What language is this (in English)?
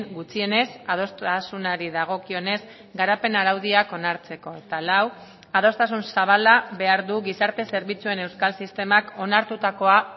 Basque